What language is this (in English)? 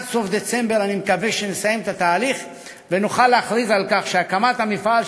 Hebrew